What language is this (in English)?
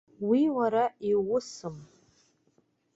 Abkhazian